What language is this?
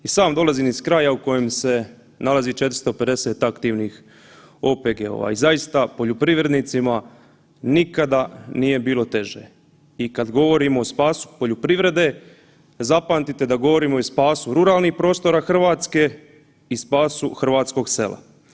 Croatian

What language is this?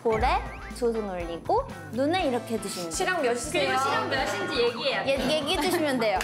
Korean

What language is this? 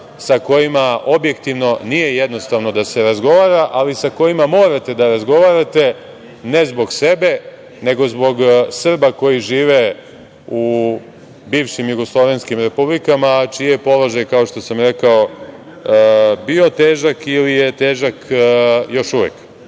Serbian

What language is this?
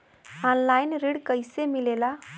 Bhojpuri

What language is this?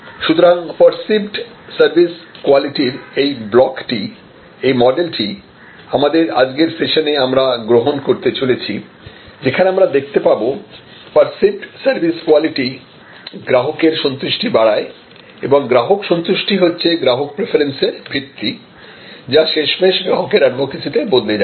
Bangla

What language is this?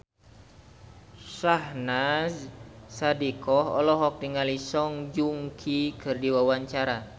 Sundanese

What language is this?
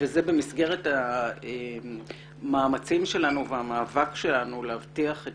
Hebrew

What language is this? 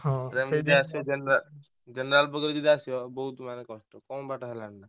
Odia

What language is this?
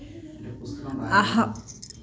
Sanskrit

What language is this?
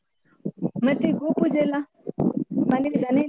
Kannada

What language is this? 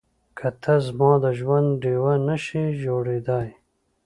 Pashto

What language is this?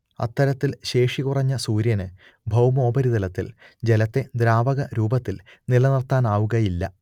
Malayalam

